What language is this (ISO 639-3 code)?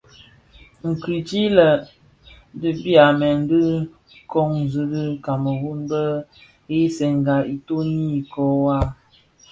ksf